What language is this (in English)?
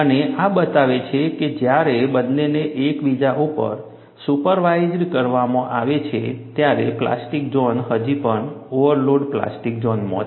Gujarati